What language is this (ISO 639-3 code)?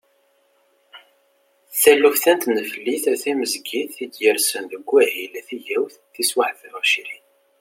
kab